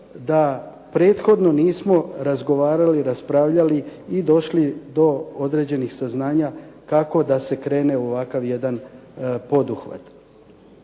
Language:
Croatian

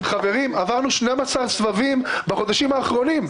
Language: Hebrew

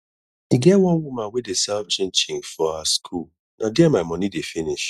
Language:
Nigerian Pidgin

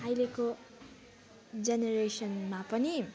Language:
Nepali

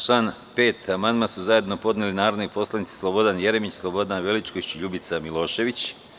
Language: Serbian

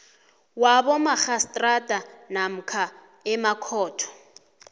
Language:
South Ndebele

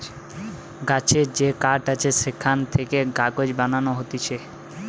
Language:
Bangla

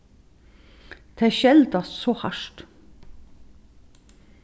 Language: Faroese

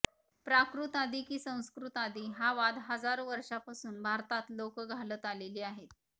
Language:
Marathi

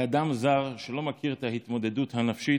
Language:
Hebrew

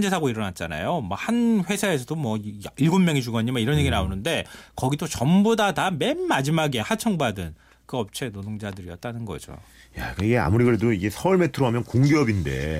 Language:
Korean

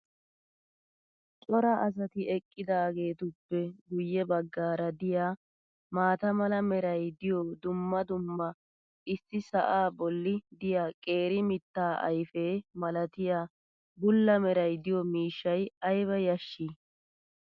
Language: Wolaytta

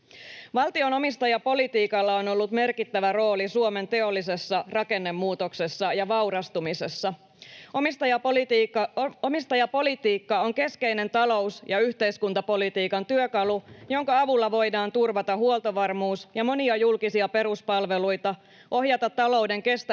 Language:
Finnish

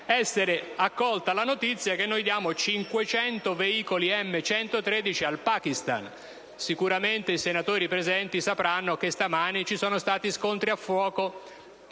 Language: Italian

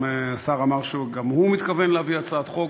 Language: Hebrew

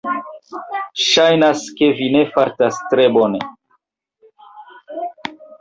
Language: Esperanto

